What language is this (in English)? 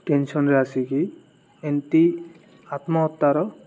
Odia